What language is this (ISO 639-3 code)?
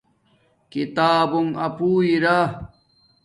dmk